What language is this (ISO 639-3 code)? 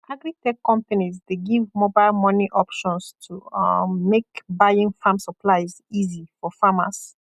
pcm